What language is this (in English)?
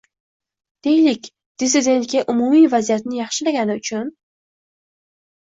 Uzbek